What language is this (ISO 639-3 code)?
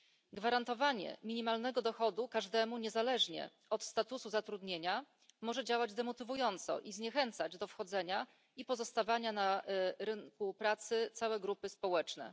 pol